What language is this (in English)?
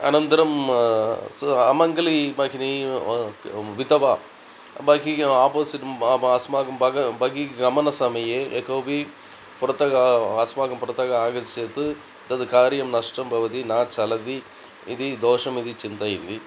Sanskrit